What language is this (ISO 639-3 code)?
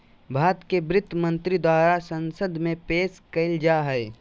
mag